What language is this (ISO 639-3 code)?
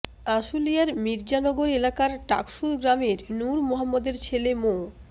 ben